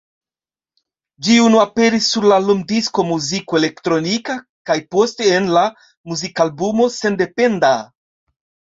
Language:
Esperanto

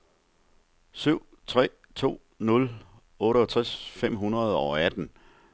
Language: Danish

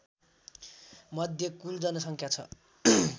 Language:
Nepali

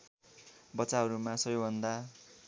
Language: Nepali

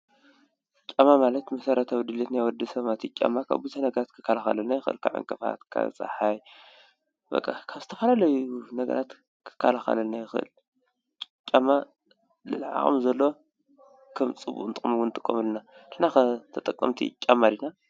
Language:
Tigrinya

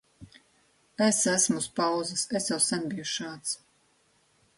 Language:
Latvian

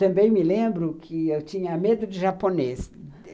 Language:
Portuguese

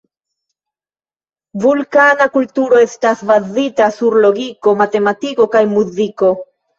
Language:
Esperanto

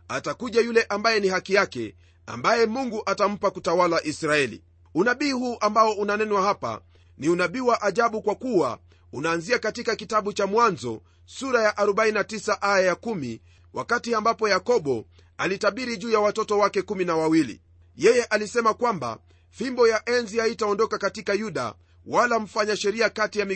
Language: Swahili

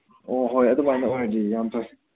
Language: Manipuri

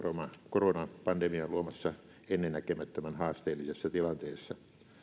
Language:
Finnish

